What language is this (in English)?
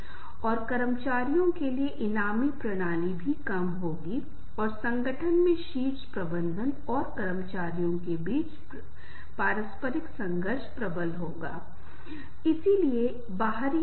Hindi